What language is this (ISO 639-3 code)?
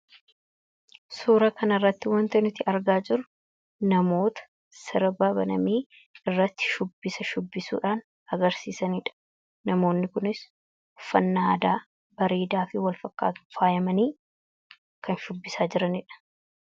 orm